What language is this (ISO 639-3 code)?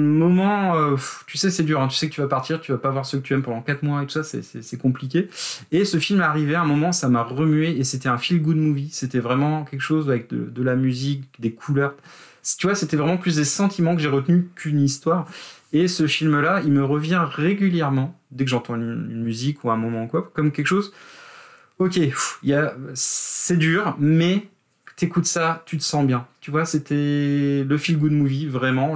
fra